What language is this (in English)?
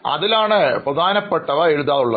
Malayalam